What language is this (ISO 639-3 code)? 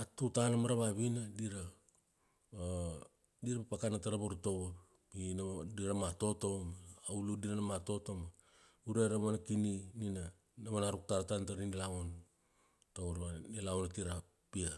ksd